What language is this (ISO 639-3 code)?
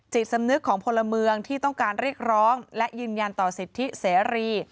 tha